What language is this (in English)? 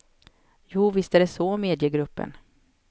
Swedish